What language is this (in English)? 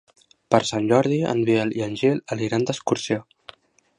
Catalan